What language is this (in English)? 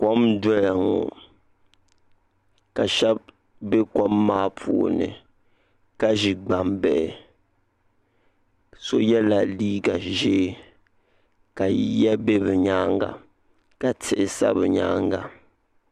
Dagbani